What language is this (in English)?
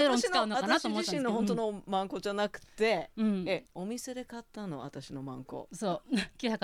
Japanese